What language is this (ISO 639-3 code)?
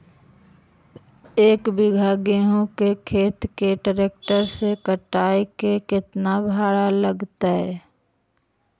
mag